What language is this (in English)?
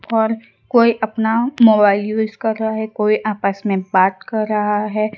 Hindi